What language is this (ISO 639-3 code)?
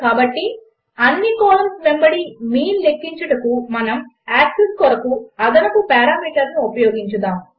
tel